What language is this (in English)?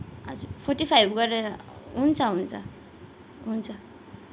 Nepali